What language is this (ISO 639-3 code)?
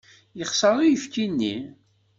kab